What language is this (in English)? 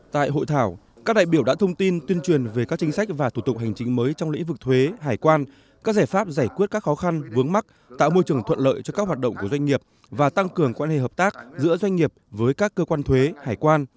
Vietnamese